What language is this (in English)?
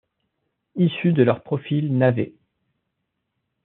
French